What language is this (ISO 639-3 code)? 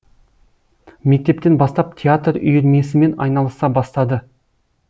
kaz